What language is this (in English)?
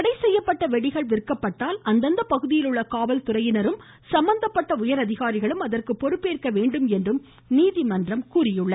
Tamil